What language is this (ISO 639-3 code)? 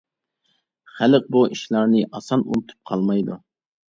uig